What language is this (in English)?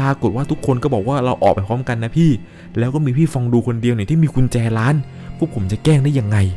Thai